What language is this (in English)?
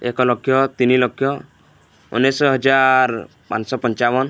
Odia